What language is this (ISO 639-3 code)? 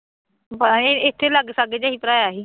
pan